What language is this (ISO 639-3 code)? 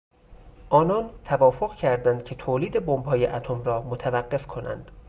fas